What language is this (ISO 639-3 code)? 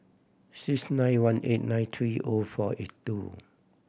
eng